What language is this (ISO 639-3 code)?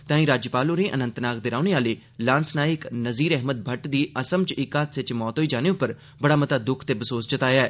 doi